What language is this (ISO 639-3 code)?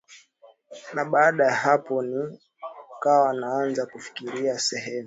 swa